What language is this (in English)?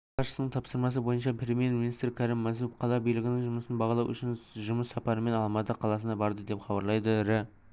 Kazakh